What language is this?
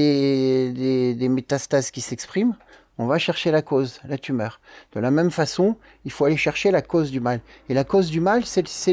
French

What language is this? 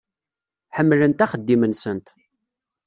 Kabyle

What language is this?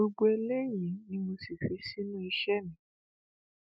Yoruba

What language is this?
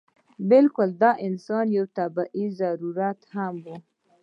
Pashto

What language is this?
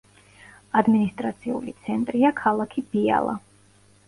Georgian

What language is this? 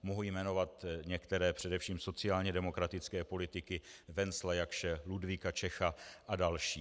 Czech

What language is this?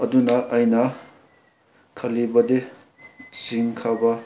Manipuri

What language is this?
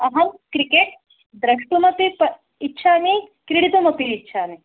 Sanskrit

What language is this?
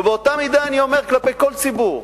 Hebrew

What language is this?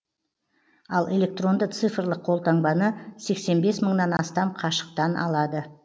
Kazakh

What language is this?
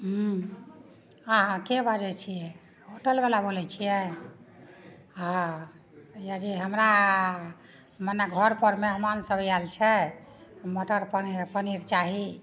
Maithili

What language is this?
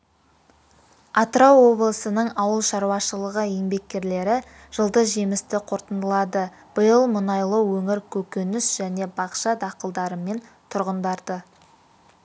Kazakh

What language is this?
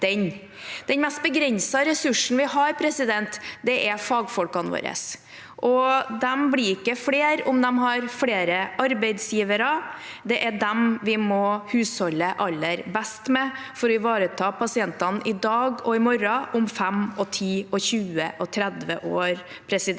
Norwegian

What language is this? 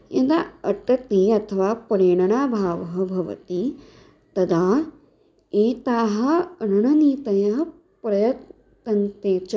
Sanskrit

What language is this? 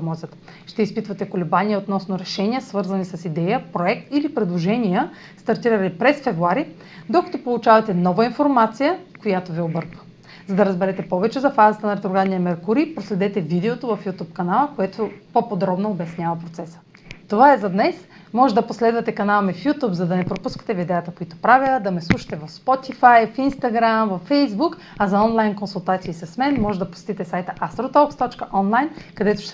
Bulgarian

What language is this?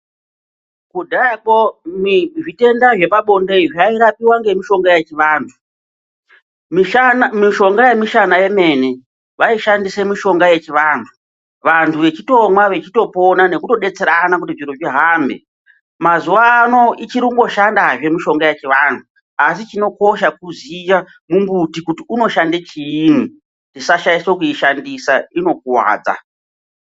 Ndau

